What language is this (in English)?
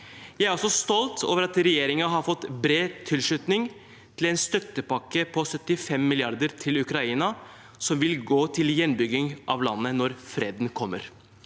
Norwegian